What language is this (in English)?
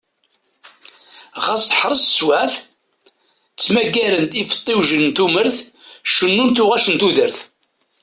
Kabyle